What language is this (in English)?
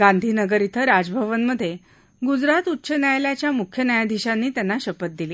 Marathi